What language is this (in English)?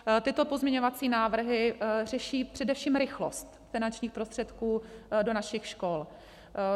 Czech